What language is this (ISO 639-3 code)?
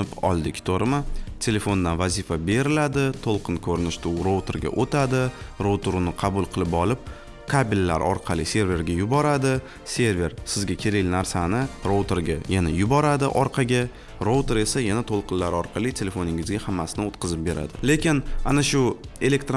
tur